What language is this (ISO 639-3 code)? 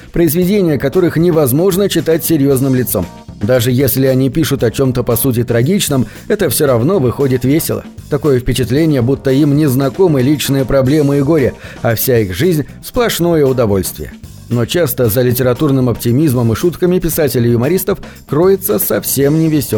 rus